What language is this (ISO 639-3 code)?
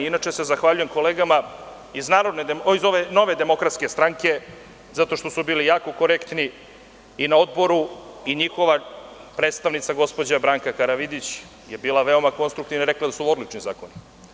srp